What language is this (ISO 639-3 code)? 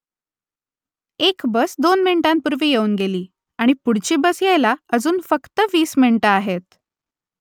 mar